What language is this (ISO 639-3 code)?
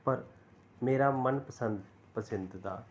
pan